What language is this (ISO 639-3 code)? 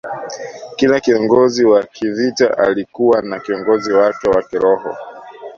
swa